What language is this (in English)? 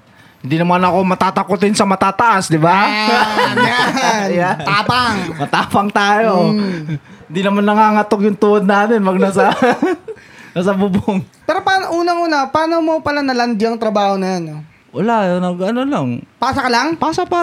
Filipino